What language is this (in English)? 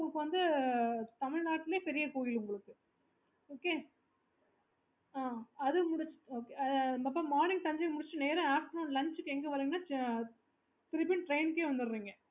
Tamil